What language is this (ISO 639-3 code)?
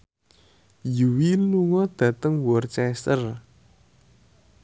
jav